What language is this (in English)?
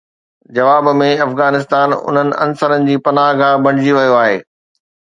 Sindhi